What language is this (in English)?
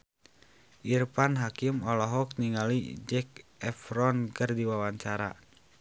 Sundanese